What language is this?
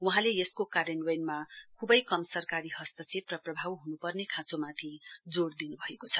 Nepali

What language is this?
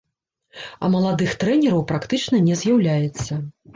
Belarusian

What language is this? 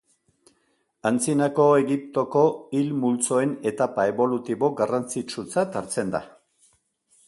Basque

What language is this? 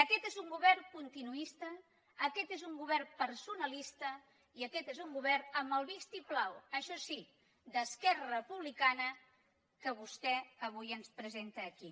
Catalan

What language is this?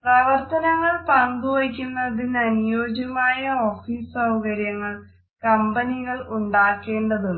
Malayalam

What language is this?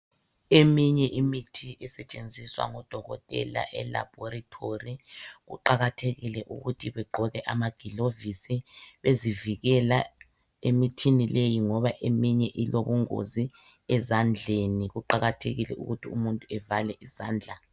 North Ndebele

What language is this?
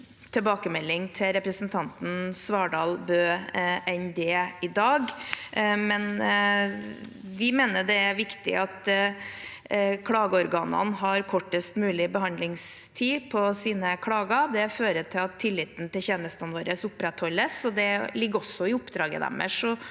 Norwegian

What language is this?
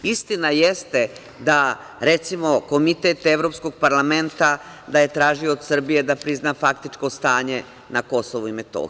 Serbian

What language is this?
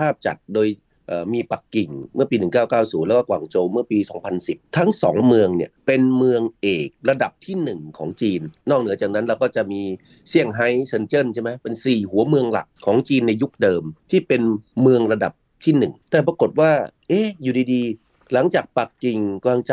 Thai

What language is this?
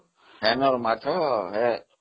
Odia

